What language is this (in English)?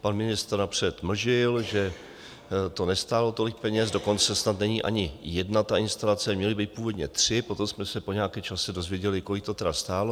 Czech